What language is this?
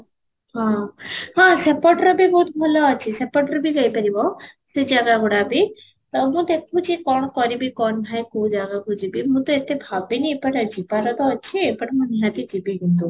Odia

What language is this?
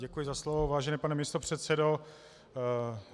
Czech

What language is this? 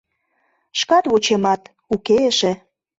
Mari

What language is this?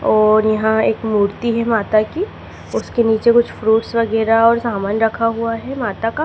Hindi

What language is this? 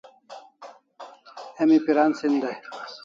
Kalasha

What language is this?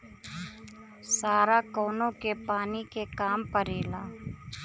Bhojpuri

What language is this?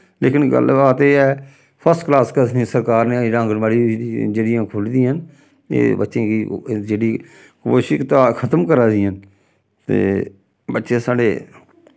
Dogri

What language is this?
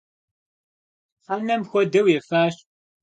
Kabardian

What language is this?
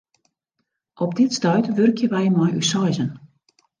Western Frisian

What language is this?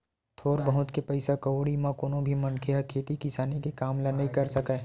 Chhattisgarhi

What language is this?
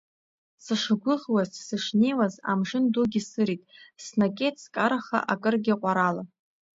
Abkhazian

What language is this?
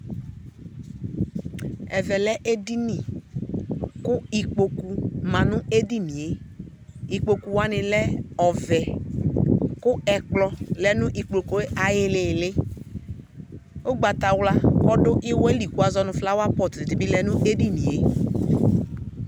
Ikposo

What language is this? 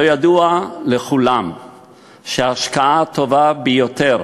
Hebrew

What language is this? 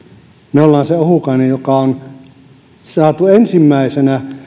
Finnish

